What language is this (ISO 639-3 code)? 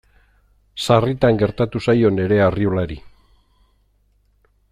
eus